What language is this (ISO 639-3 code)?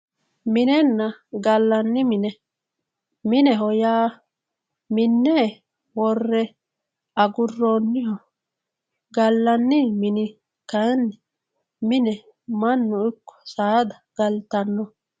sid